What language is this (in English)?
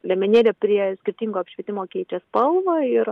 Lithuanian